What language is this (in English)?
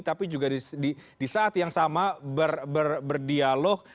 Indonesian